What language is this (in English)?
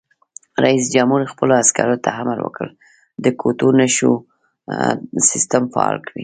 Pashto